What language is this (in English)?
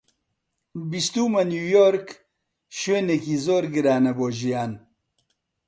Central Kurdish